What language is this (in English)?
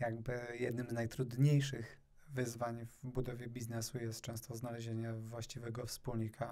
Polish